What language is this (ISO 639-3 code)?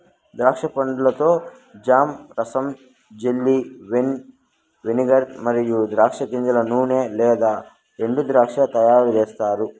tel